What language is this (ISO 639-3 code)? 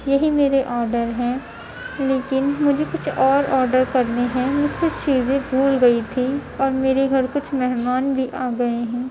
urd